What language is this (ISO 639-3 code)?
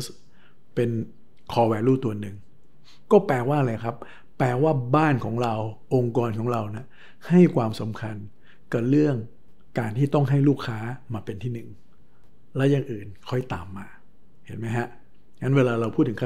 tha